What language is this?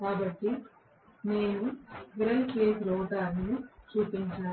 Telugu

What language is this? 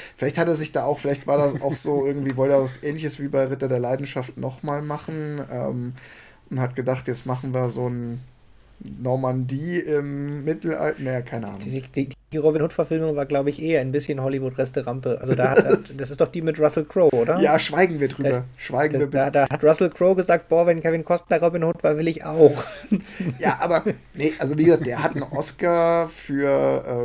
German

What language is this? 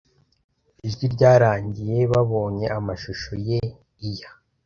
Kinyarwanda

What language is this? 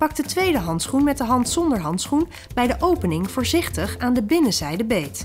Dutch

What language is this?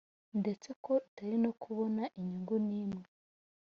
Kinyarwanda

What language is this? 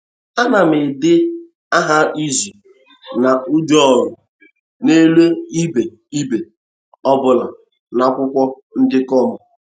Igbo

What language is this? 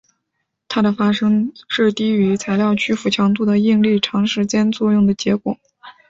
Chinese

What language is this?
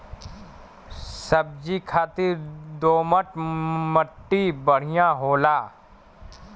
Bhojpuri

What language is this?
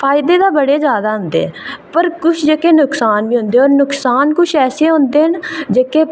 Dogri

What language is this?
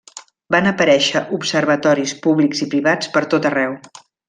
Catalan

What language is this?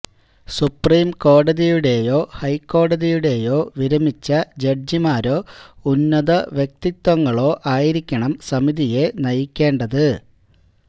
Malayalam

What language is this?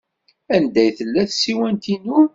Kabyle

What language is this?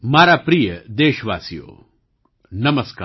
Gujarati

